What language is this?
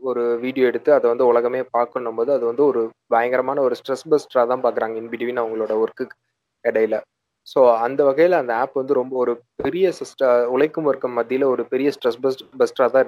Tamil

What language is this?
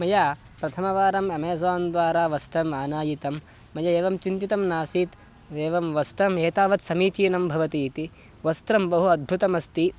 Sanskrit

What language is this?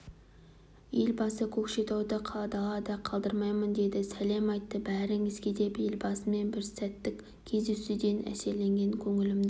Kazakh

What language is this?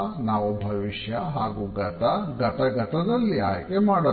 Kannada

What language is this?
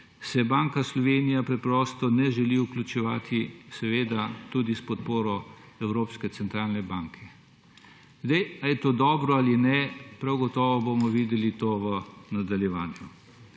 Slovenian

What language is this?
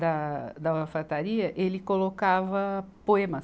Portuguese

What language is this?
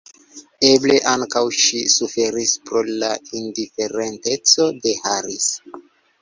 Esperanto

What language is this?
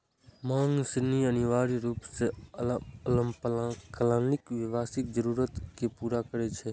Maithili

